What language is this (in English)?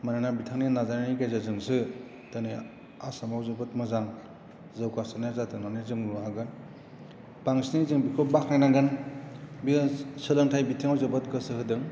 Bodo